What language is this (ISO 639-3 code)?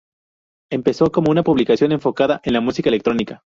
spa